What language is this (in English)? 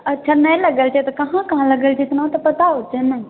Maithili